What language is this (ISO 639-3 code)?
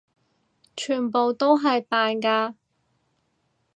yue